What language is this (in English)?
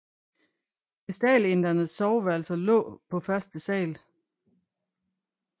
Danish